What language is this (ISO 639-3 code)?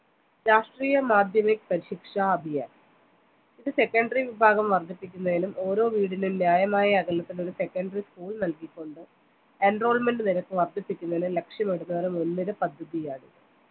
mal